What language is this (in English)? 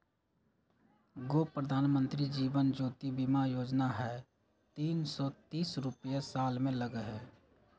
Magahi